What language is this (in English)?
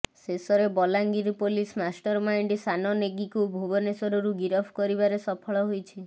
Odia